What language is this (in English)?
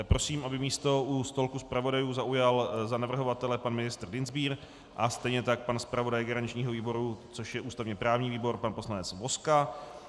Czech